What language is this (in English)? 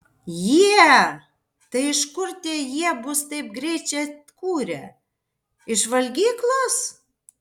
Lithuanian